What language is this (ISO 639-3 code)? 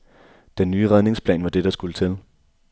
dan